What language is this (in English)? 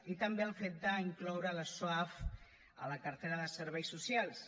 Catalan